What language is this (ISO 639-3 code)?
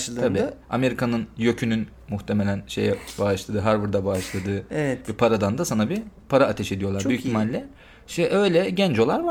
tur